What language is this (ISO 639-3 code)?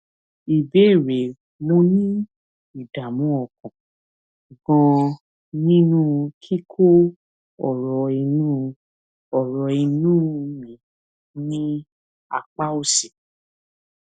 yor